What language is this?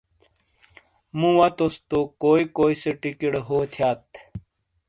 Shina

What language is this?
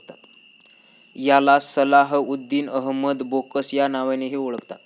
Marathi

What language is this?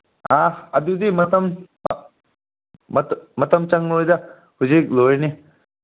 Manipuri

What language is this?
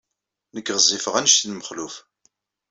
Kabyle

